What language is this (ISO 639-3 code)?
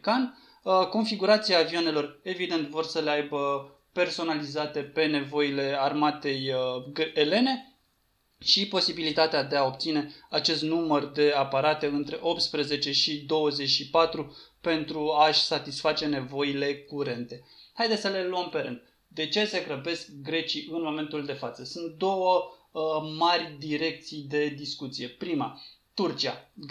ron